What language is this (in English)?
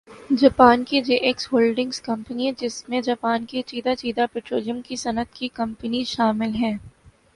Urdu